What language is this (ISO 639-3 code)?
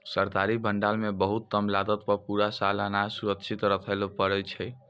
mai